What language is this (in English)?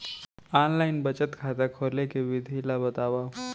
Chhattisgarhi